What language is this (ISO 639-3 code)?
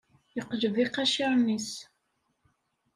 kab